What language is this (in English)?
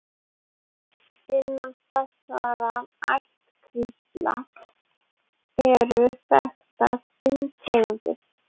Icelandic